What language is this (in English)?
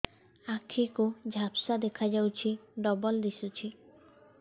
Odia